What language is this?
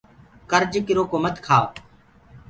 Gurgula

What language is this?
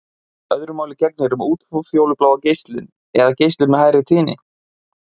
Icelandic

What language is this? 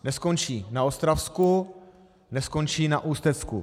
Czech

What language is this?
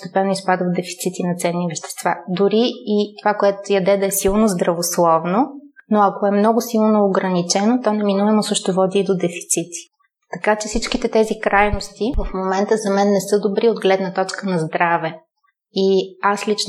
Bulgarian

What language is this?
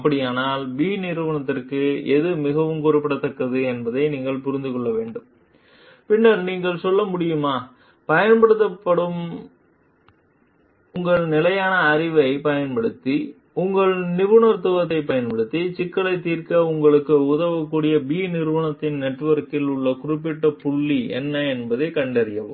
Tamil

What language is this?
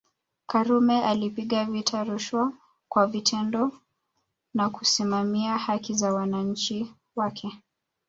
Swahili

